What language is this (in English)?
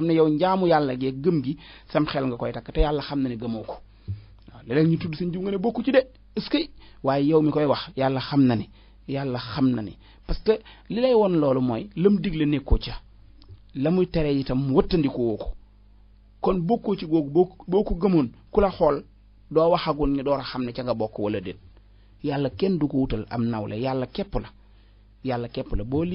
Arabic